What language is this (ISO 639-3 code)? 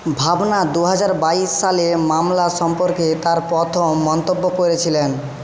ben